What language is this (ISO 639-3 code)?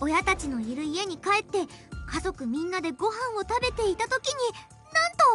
jpn